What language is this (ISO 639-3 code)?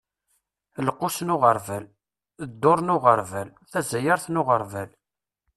kab